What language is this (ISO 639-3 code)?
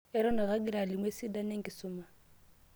mas